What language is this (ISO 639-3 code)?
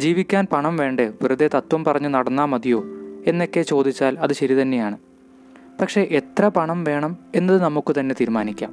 mal